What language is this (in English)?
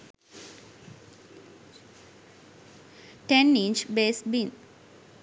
Sinhala